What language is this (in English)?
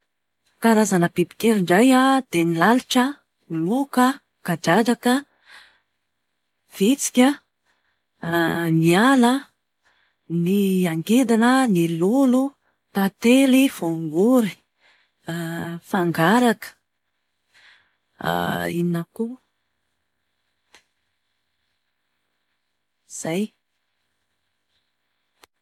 Malagasy